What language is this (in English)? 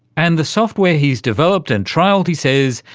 English